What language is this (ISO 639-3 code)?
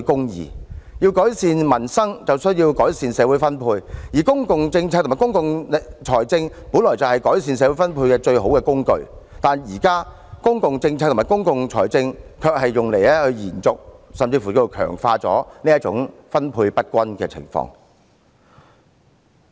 yue